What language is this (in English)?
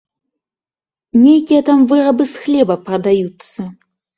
Belarusian